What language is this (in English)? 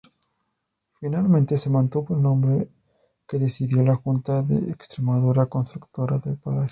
Spanish